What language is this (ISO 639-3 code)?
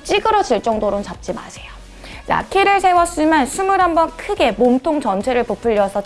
kor